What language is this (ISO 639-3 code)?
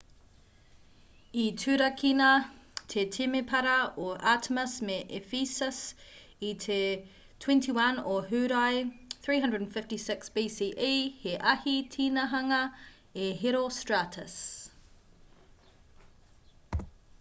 mri